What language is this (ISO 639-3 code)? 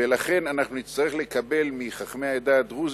heb